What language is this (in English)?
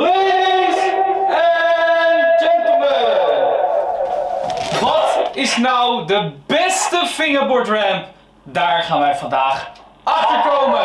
Dutch